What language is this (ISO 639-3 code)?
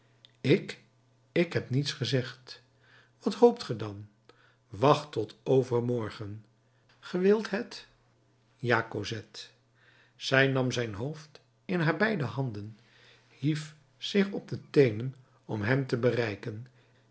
nld